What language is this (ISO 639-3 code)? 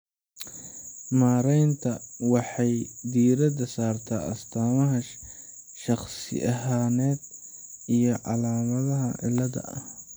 som